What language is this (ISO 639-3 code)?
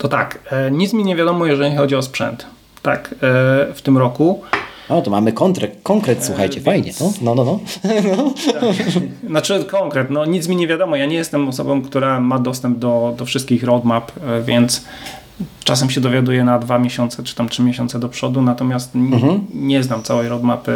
pol